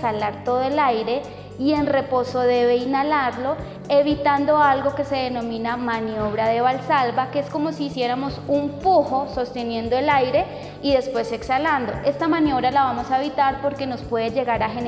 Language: Spanish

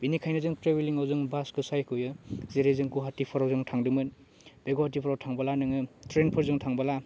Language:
Bodo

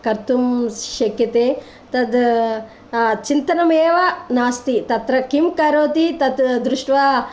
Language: Sanskrit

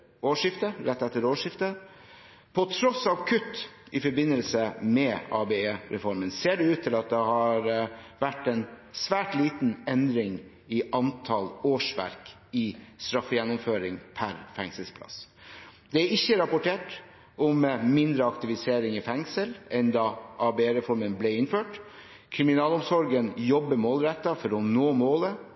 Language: Norwegian Bokmål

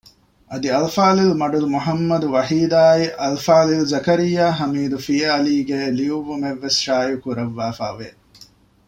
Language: Divehi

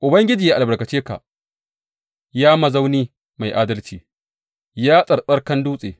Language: Hausa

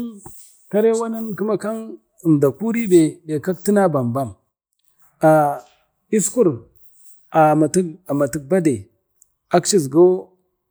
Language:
Bade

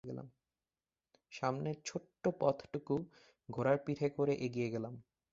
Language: Bangla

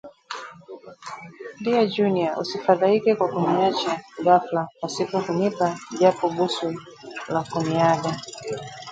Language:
Swahili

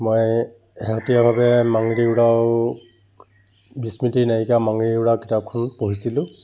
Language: Assamese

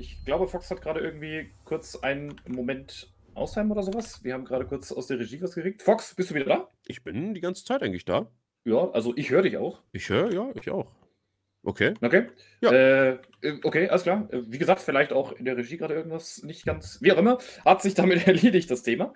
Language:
German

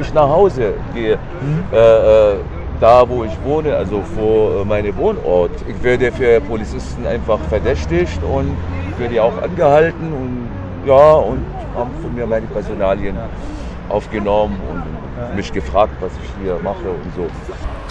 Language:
German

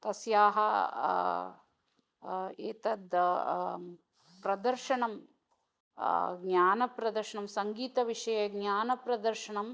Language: Sanskrit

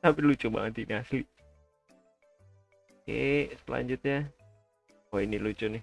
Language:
Indonesian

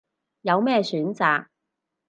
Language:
Cantonese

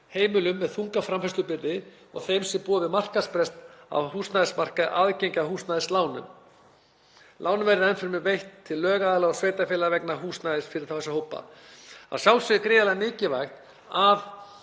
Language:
Icelandic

